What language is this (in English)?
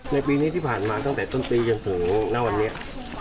Thai